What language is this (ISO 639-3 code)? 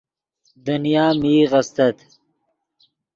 ydg